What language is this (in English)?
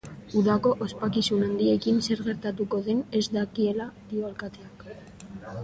Basque